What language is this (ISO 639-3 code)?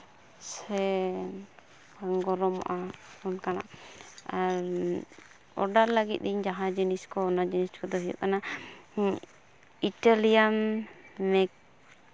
sat